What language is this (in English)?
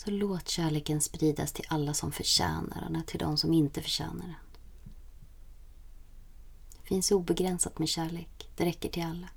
Swedish